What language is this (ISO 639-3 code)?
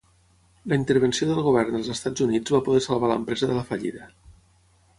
cat